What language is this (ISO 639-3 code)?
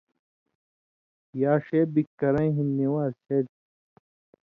mvy